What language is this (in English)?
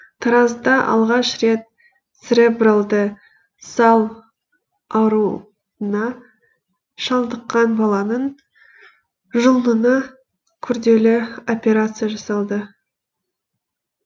Kazakh